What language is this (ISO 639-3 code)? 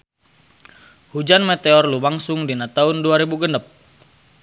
sun